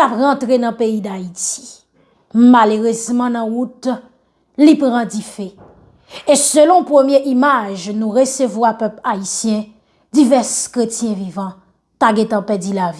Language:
French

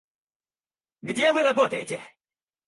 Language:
Russian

